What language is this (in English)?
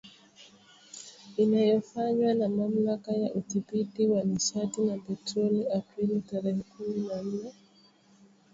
Swahili